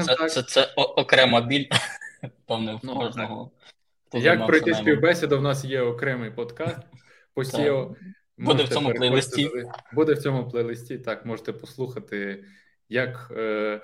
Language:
Ukrainian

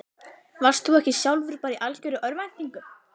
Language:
Icelandic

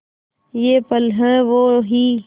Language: Hindi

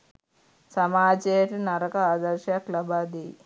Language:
Sinhala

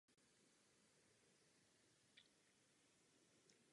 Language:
Czech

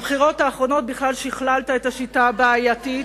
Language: Hebrew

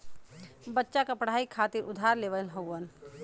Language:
Bhojpuri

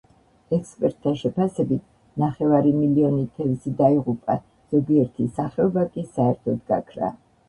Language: Georgian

